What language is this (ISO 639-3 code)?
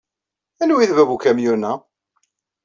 kab